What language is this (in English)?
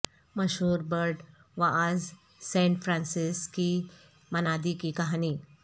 Urdu